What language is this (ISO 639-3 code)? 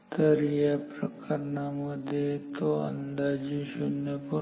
mar